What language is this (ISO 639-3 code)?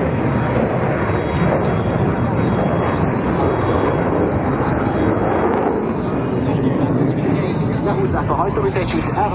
hun